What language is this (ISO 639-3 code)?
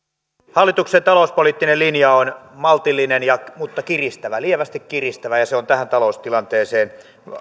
fin